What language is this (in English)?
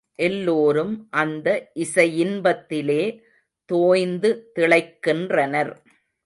Tamil